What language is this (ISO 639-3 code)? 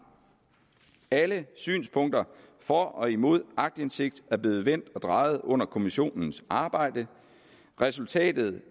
dan